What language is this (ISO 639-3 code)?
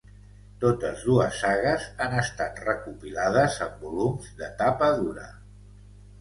cat